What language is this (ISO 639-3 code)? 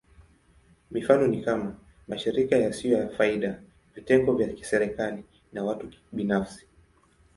swa